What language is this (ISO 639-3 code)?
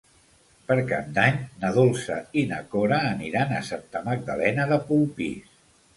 cat